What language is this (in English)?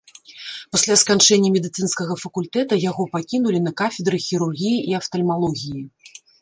Belarusian